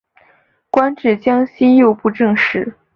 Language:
Chinese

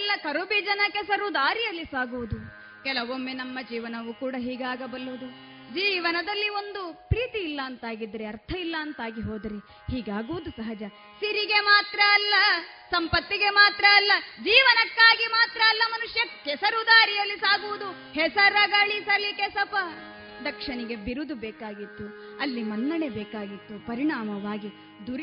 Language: Kannada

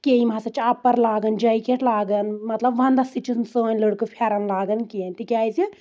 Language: Kashmiri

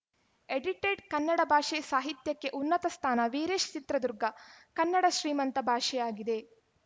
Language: Kannada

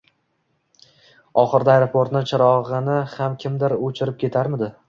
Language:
Uzbek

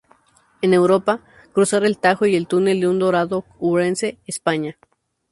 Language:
Spanish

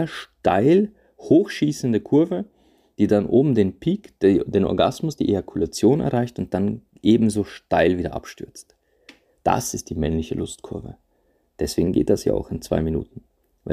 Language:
German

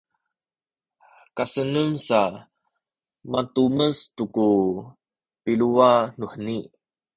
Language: Sakizaya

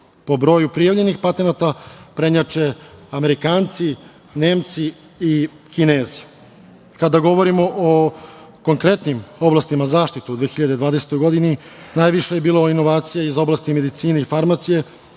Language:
Serbian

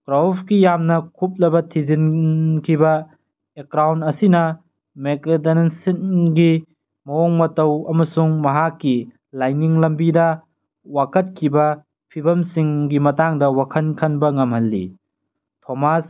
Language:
Manipuri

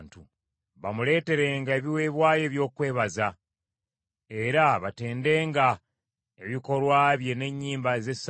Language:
Ganda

